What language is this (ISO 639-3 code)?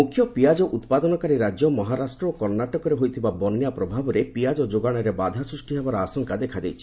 ori